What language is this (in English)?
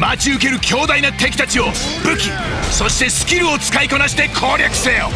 Japanese